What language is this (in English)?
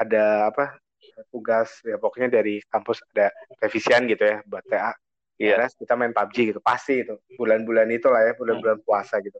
Indonesian